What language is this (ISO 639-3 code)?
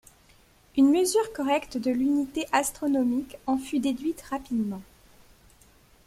fra